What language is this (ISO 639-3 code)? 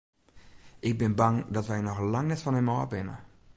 fry